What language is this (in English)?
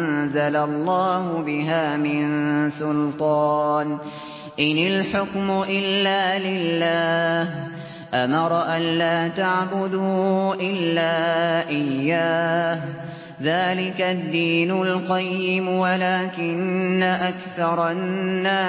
Arabic